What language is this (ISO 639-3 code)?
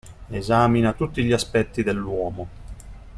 ita